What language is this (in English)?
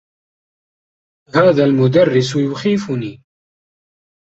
Arabic